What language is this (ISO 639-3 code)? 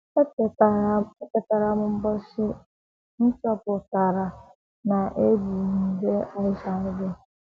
ibo